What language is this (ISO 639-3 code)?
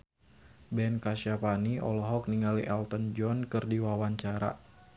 sun